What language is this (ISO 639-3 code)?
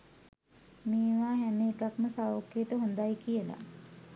sin